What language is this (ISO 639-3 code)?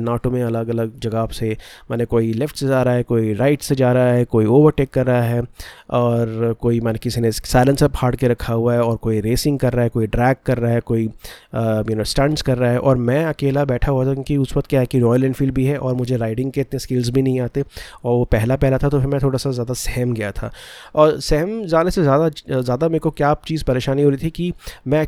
hin